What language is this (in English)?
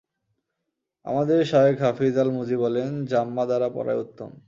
Bangla